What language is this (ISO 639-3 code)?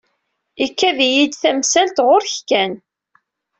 kab